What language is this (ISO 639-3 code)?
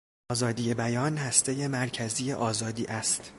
fas